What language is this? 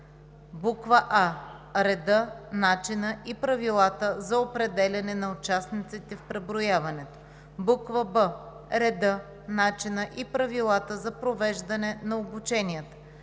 Bulgarian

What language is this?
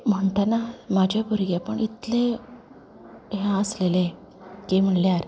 Konkani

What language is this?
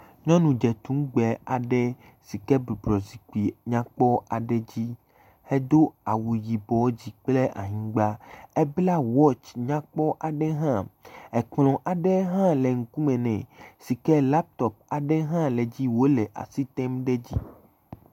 Ewe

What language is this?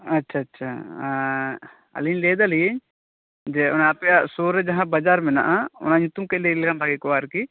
Santali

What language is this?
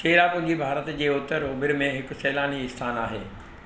Sindhi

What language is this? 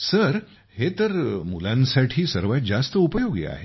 Marathi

